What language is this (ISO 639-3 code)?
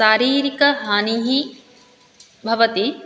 san